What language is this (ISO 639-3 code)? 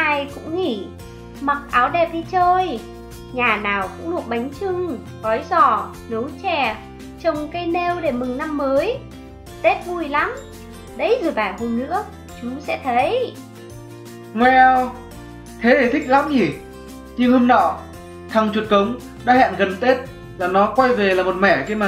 vie